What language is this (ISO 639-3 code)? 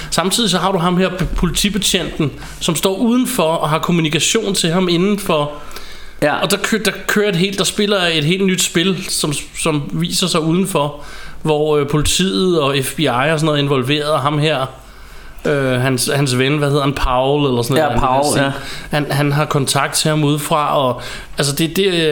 dan